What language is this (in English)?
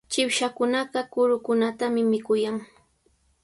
Sihuas Ancash Quechua